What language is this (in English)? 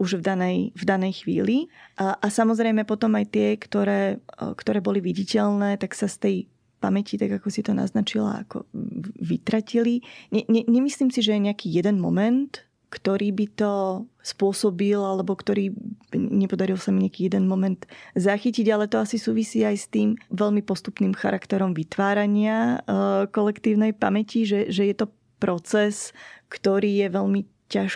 Slovak